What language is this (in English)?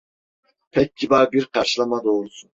Turkish